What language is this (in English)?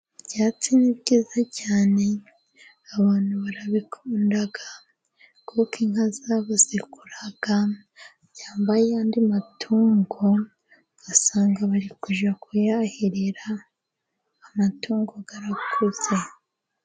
Kinyarwanda